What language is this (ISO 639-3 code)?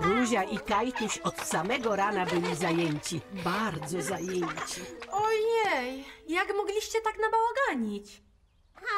pol